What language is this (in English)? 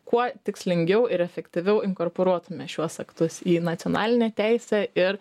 Lithuanian